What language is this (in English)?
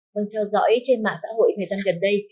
Vietnamese